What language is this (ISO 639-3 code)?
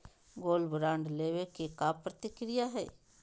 mag